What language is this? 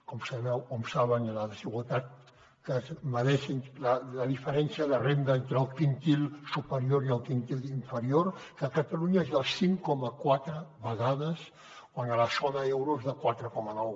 Catalan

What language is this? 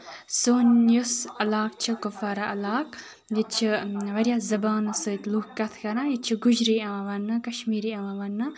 Kashmiri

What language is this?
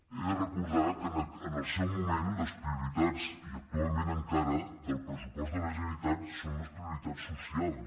Catalan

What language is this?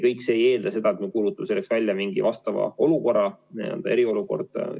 Estonian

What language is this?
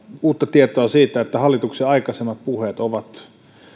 Finnish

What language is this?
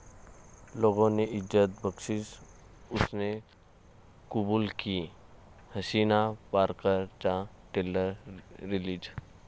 Marathi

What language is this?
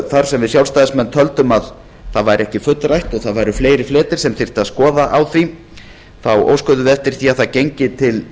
Icelandic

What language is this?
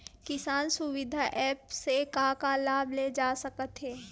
Chhattisgarhi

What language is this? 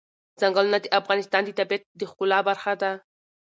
Pashto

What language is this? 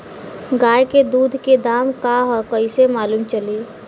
Bhojpuri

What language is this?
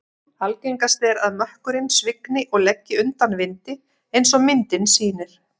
Icelandic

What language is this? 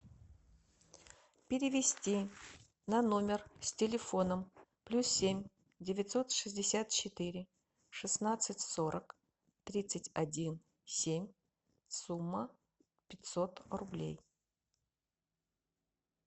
Russian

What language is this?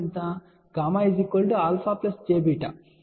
Telugu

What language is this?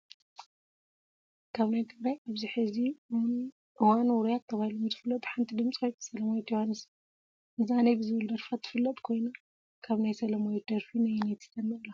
Tigrinya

